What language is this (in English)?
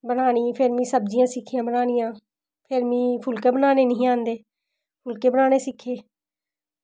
Dogri